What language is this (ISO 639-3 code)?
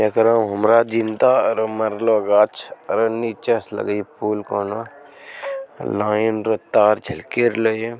mag